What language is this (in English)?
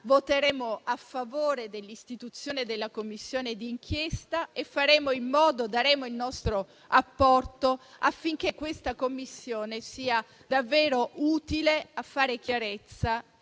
Italian